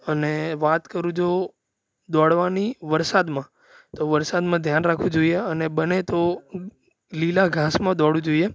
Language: Gujarati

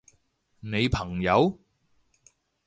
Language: Cantonese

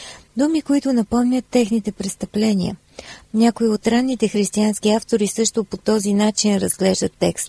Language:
Bulgarian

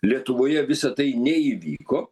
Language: Lithuanian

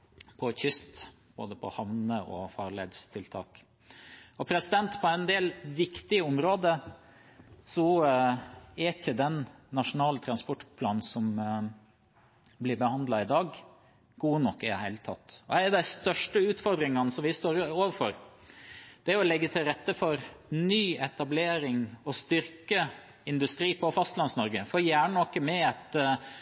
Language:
Norwegian Bokmål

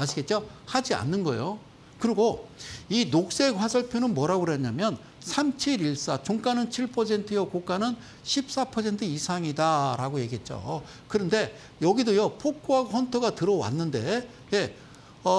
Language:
Korean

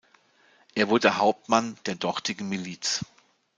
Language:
German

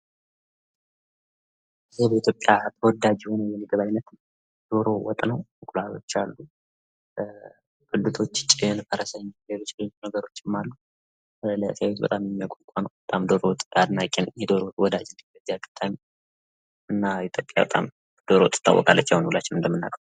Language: Amharic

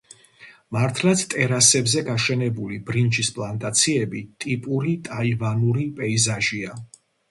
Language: Georgian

